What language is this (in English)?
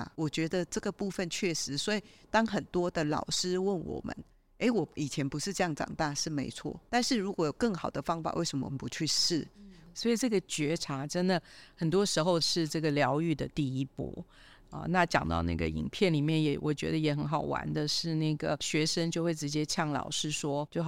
Chinese